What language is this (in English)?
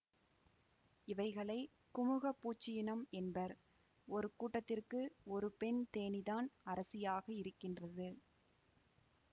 Tamil